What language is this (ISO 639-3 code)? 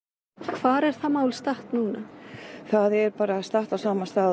isl